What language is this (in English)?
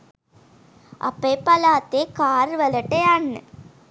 Sinhala